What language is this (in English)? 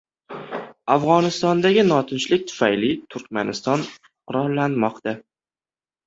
Uzbek